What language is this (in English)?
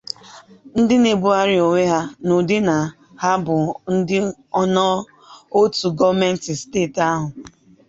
Igbo